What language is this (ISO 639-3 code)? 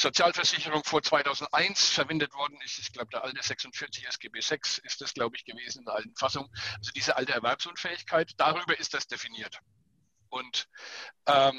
deu